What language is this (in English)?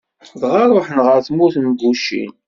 Kabyle